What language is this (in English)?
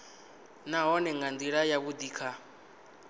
Venda